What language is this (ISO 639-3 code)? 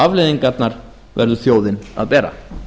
isl